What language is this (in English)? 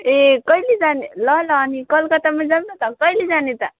Nepali